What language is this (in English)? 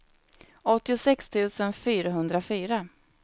Swedish